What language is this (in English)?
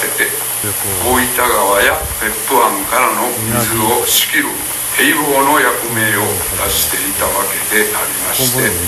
Japanese